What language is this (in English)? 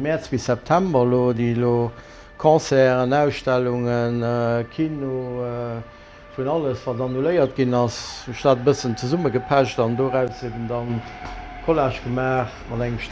French